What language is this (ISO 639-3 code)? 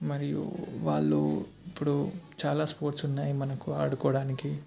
tel